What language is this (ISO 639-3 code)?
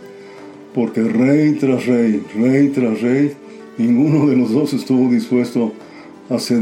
spa